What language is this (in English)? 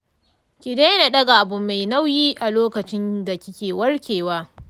Hausa